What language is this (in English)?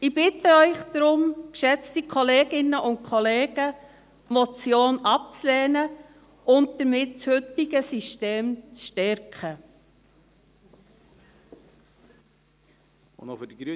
Swiss German